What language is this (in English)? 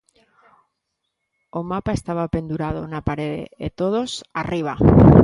Galician